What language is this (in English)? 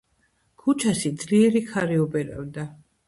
Georgian